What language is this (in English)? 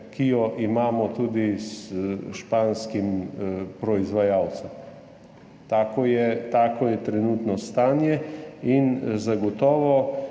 Slovenian